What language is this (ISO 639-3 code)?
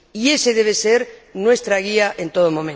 spa